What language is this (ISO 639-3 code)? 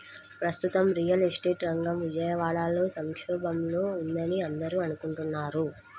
tel